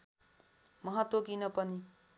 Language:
Nepali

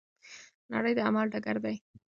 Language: Pashto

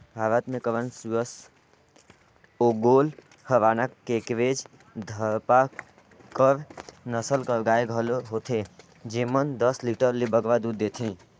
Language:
Chhattisgarhi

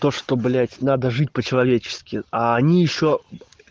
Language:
Russian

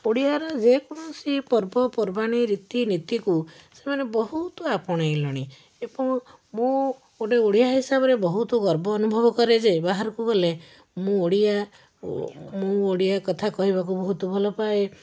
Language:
Odia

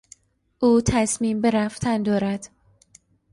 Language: Persian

